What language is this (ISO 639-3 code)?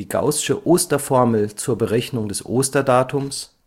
deu